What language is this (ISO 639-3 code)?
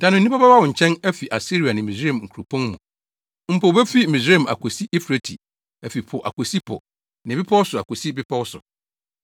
aka